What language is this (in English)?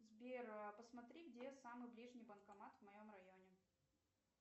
Russian